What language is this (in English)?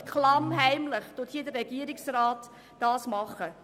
Swiss German